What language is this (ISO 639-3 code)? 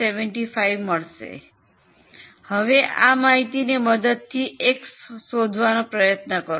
guj